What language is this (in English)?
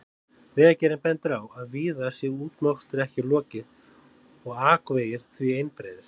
Icelandic